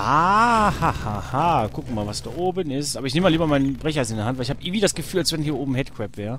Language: German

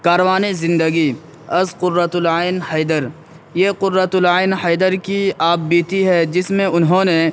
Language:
Urdu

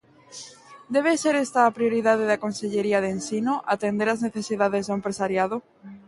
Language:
Galician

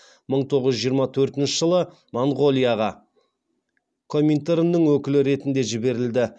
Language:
Kazakh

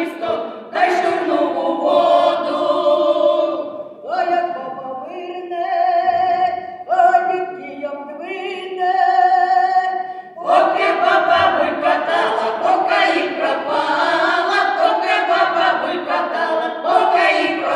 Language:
Romanian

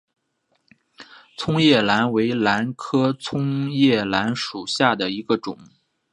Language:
Chinese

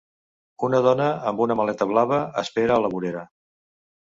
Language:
Catalan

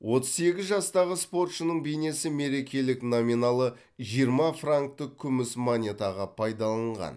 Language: Kazakh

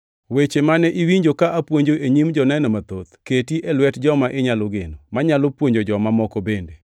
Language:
Luo (Kenya and Tanzania)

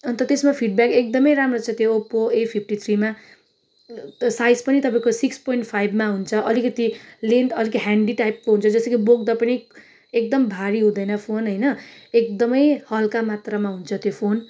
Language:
Nepali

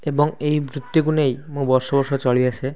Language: Odia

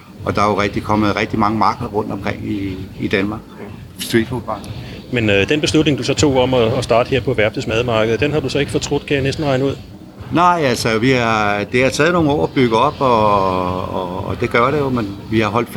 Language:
Danish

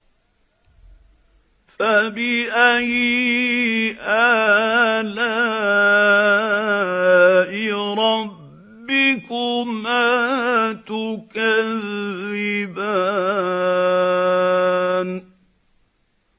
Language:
Arabic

